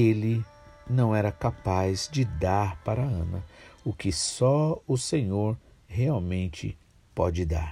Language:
Portuguese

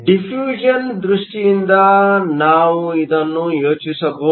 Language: Kannada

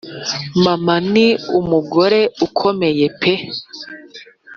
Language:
Kinyarwanda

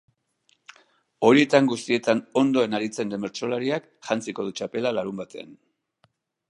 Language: Basque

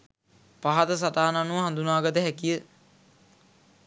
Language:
Sinhala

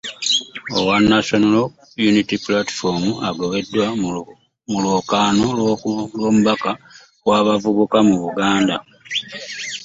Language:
Ganda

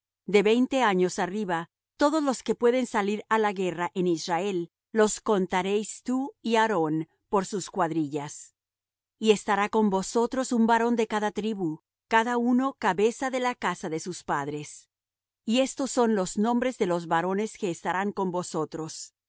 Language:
Spanish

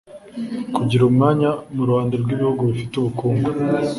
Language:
Kinyarwanda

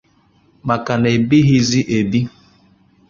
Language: Igbo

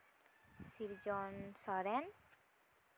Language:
Santali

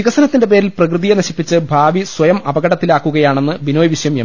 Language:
Malayalam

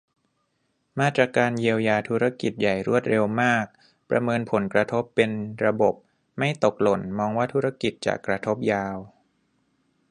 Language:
Thai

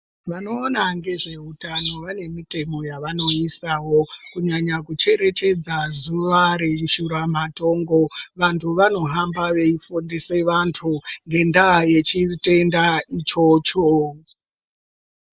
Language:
Ndau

